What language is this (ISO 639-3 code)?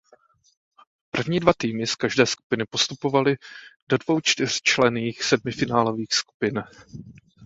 ces